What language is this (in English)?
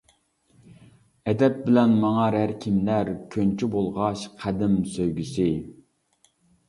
Uyghur